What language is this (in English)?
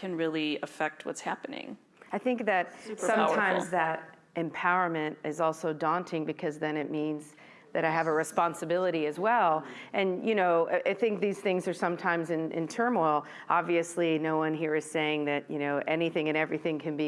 English